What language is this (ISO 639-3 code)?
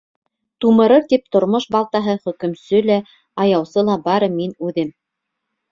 bak